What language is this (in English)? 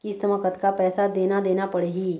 Chhattisgarhi